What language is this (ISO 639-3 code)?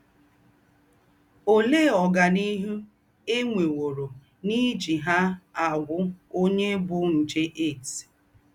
ibo